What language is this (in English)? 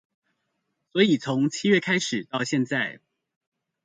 Chinese